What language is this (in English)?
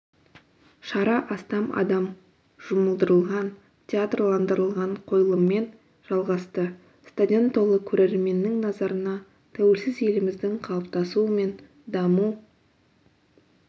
Kazakh